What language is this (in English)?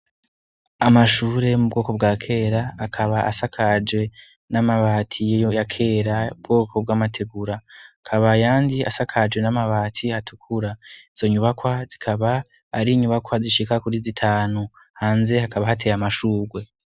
Rundi